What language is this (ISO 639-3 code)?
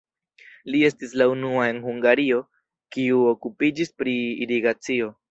epo